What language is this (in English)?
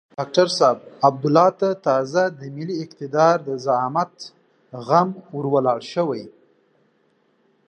Pashto